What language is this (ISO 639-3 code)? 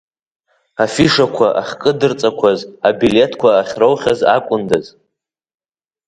abk